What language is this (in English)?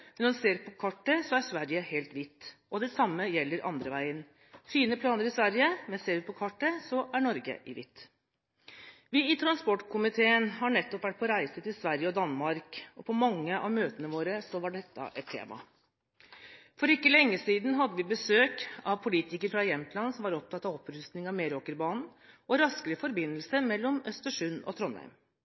Norwegian Bokmål